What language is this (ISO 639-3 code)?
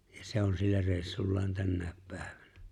fin